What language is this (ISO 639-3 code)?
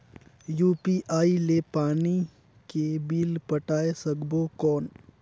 hne